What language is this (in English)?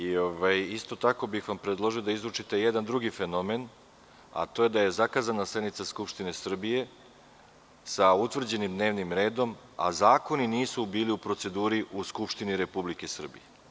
Serbian